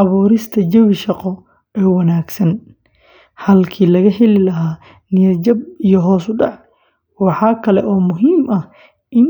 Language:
Somali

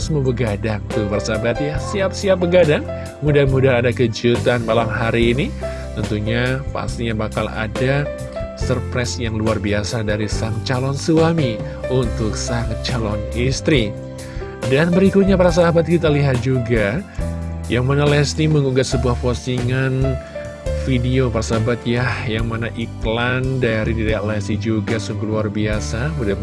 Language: Indonesian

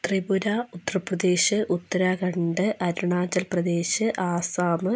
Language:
Malayalam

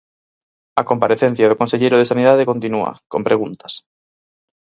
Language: Galician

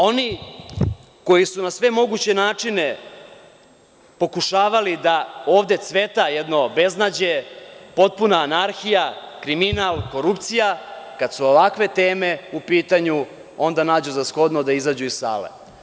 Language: Serbian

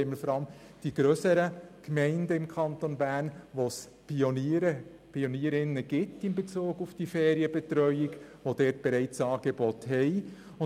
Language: Swiss German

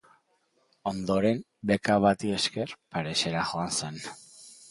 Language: Basque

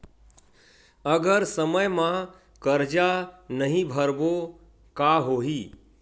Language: Chhattisgarhi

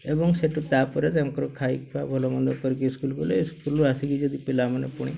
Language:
Odia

